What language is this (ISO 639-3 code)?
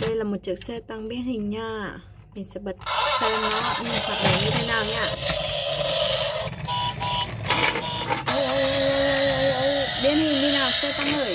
vie